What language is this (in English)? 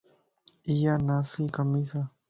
Lasi